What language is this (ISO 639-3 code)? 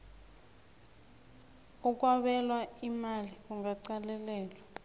nbl